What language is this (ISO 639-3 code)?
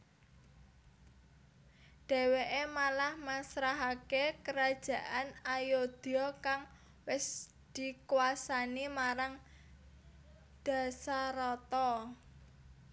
jav